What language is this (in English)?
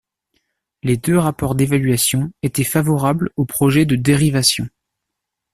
French